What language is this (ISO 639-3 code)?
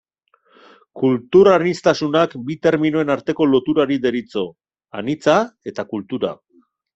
eus